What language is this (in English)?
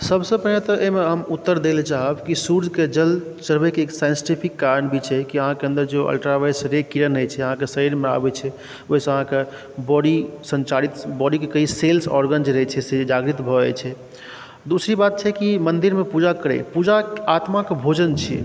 Maithili